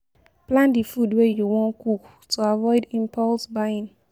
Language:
Nigerian Pidgin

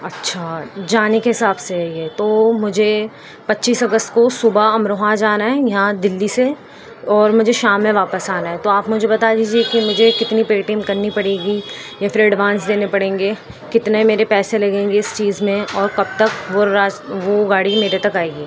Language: Urdu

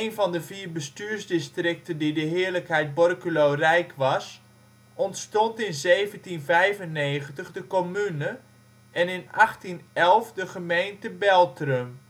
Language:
Dutch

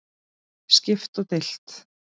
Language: Icelandic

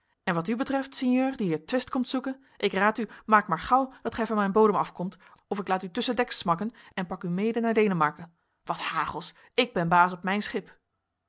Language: Dutch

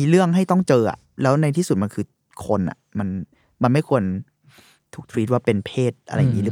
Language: Thai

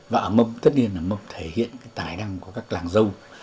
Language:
Vietnamese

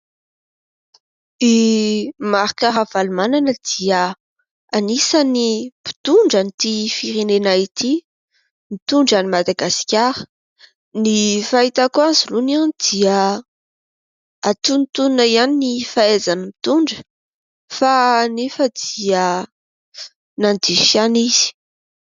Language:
Malagasy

